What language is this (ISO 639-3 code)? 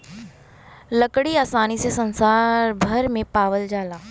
bho